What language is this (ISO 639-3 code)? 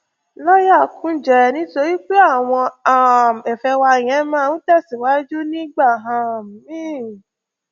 yor